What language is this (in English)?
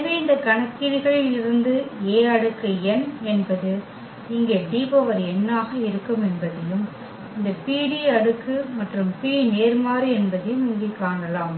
Tamil